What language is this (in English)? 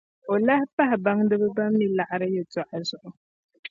Dagbani